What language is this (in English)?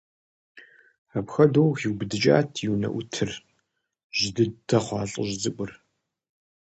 Kabardian